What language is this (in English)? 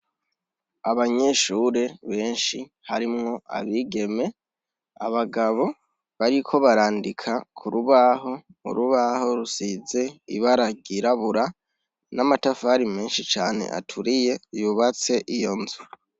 Rundi